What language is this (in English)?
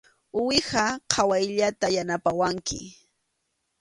Arequipa-La Unión Quechua